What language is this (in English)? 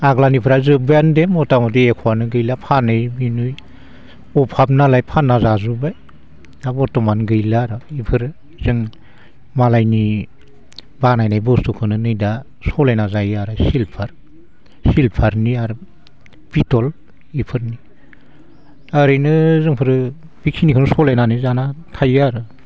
Bodo